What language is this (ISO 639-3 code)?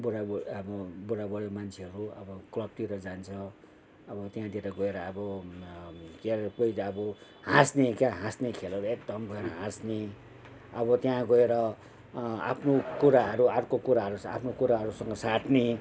nep